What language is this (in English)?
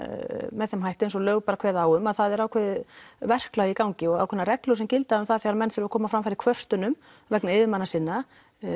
Icelandic